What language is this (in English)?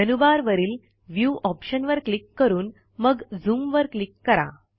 Marathi